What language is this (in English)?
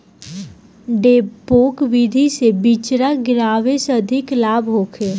Bhojpuri